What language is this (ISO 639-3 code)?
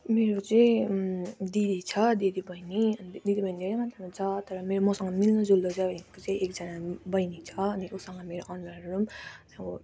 nep